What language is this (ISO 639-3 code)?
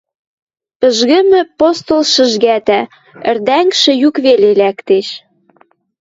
mrj